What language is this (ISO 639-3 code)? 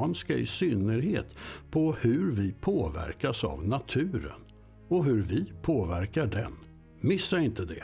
swe